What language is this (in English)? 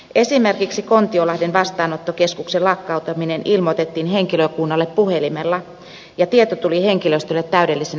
Finnish